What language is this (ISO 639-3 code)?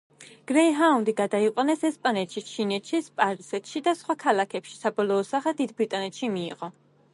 kat